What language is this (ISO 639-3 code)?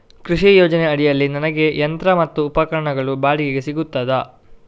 kan